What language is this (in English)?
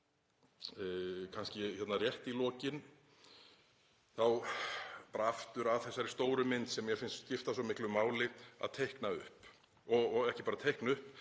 Icelandic